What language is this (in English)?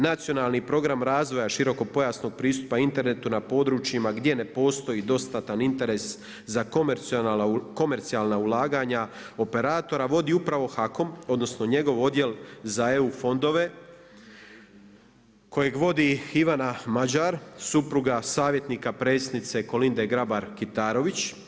Croatian